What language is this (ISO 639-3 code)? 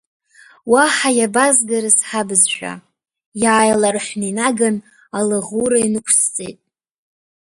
abk